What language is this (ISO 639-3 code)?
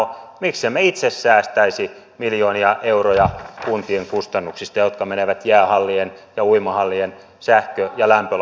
fin